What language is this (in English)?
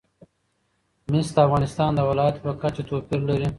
Pashto